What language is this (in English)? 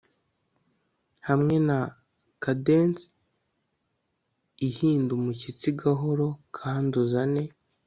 Kinyarwanda